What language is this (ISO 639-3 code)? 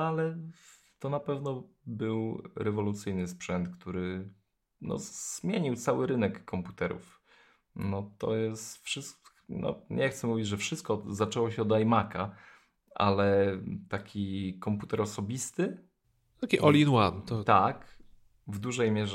pol